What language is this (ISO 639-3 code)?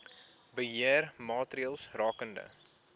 afr